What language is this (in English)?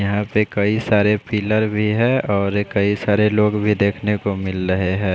Hindi